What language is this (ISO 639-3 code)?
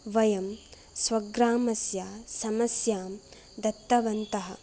san